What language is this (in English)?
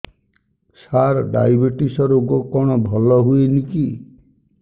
Odia